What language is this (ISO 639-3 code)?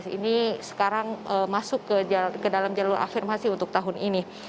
ind